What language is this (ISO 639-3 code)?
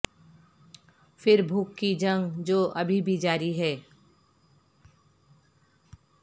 urd